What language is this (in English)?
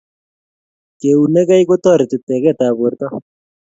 Kalenjin